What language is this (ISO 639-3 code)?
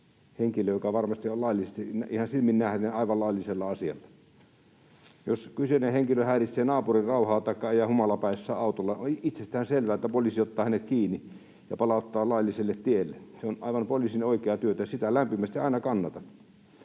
fin